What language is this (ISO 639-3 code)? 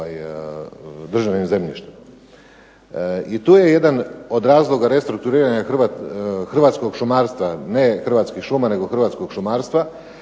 hrv